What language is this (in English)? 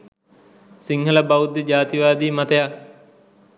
Sinhala